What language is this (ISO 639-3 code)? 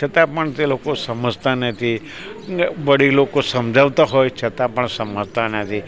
guj